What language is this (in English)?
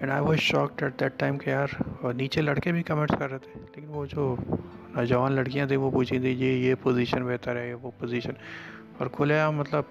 Urdu